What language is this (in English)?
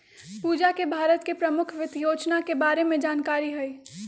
Magahi